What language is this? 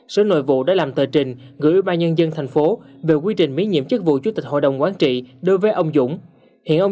Vietnamese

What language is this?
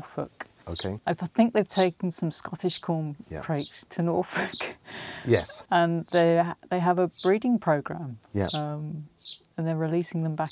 English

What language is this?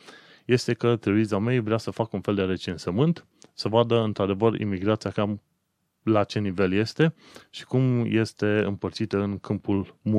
Romanian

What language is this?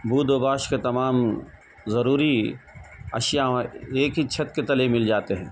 Urdu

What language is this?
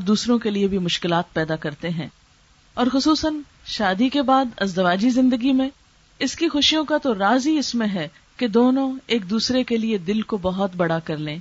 Urdu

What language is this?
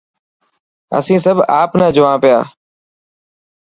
Dhatki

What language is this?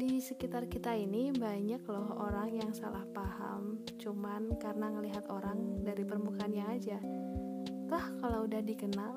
Indonesian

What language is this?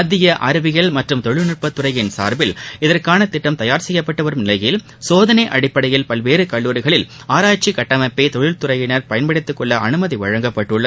Tamil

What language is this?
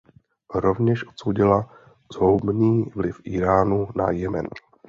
Czech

